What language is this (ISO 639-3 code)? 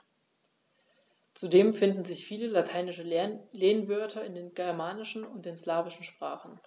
deu